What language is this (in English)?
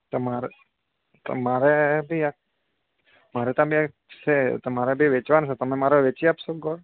Gujarati